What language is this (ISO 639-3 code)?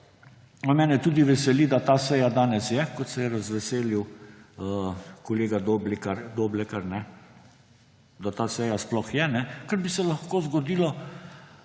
slv